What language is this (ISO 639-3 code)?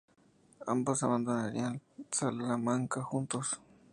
spa